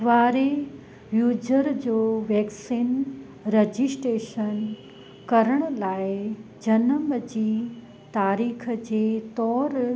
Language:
Sindhi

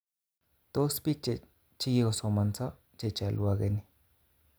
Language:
Kalenjin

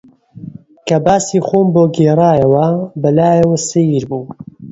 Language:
Central Kurdish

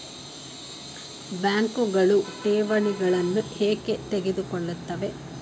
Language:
Kannada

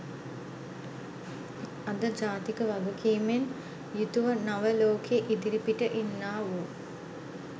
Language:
Sinhala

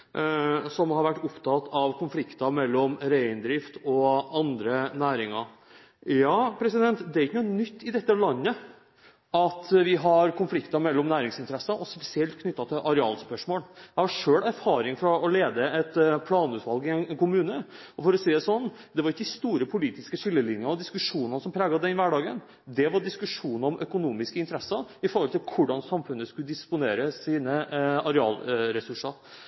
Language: Norwegian Bokmål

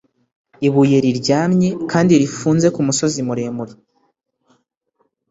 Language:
Kinyarwanda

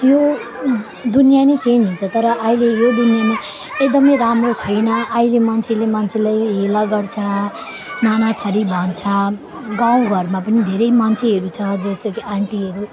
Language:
Nepali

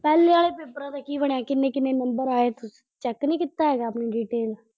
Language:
Punjabi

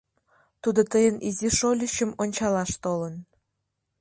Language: Mari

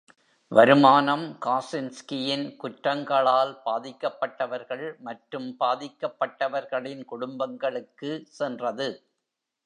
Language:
Tamil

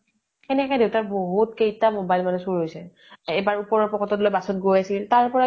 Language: Assamese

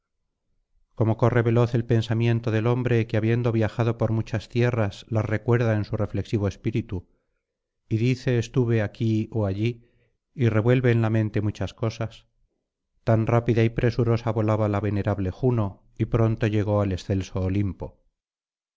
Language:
Spanish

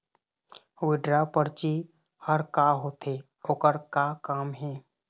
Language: Chhattisgarhi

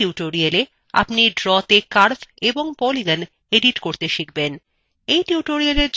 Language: Bangla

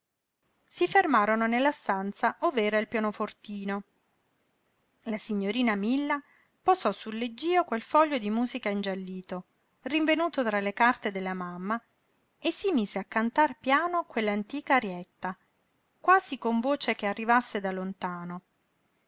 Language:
Italian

